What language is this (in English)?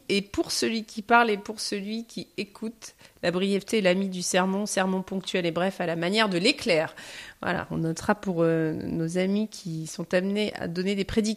French